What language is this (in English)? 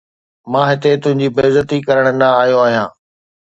Sindhi